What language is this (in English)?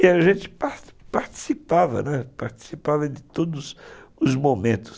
Portuguese